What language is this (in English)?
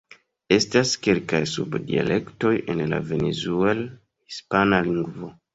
Esperanto